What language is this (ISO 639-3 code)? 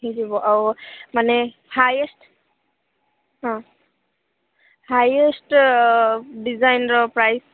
ori